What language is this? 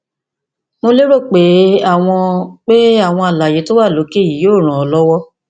Yoruba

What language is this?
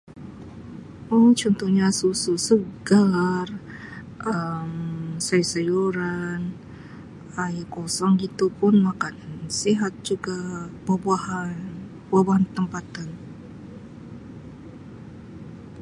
Sabah Malay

